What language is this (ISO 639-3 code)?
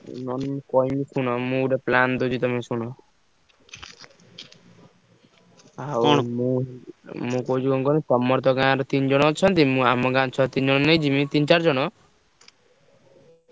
ori